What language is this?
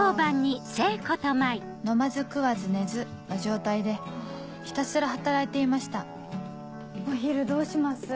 Japanese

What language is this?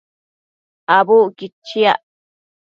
Matsés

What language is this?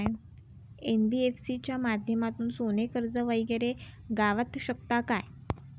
Marathi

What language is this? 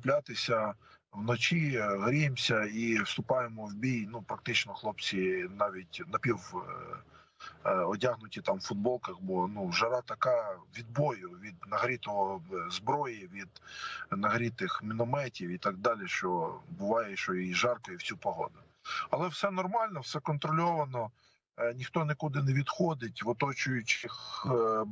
Ukrainian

